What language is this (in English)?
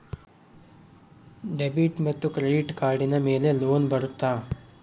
Kannada